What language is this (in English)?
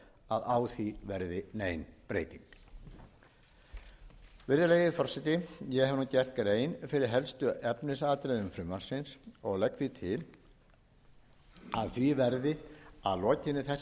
Icelandic